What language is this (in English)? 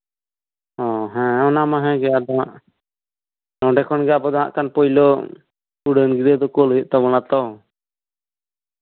Santali